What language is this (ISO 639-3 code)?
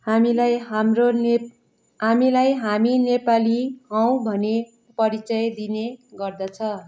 nep